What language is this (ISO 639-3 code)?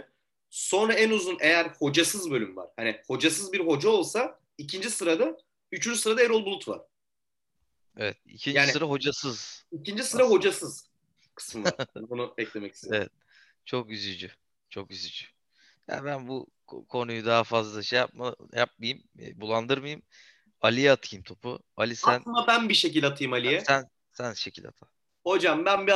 tur